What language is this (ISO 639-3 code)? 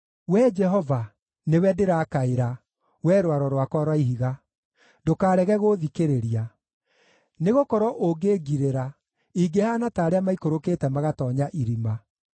kik